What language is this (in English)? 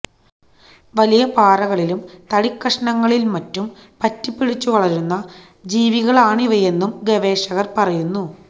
Malayalam